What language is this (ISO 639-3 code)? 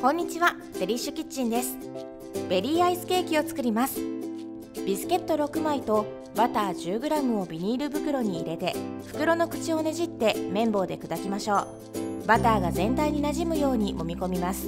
jpn